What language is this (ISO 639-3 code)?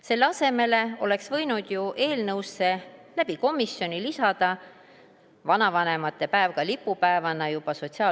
est